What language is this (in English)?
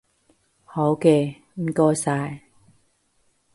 Cantonese